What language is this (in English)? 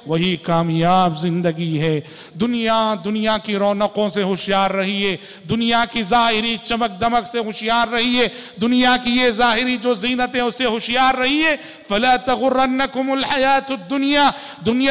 Hindi